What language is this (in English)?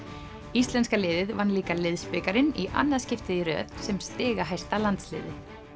Icelandic